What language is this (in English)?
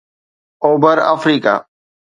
Sindhi